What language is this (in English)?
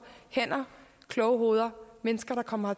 Danish